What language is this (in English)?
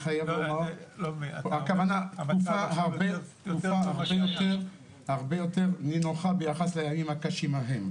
Hebrew